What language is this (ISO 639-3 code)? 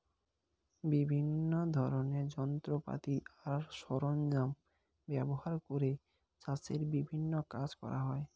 ben